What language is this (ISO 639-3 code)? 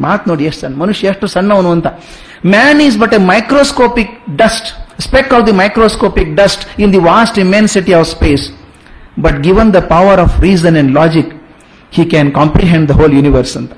kan